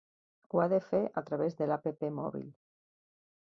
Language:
Catalan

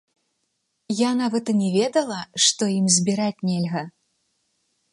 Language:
Belarusian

